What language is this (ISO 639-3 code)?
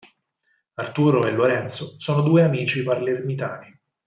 ita